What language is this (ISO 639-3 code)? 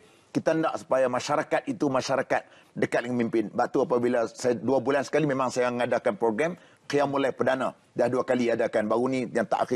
msa